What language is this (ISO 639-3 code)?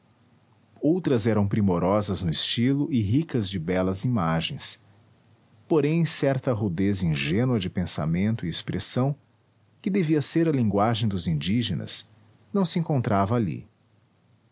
por